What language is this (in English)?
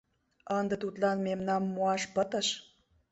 Mari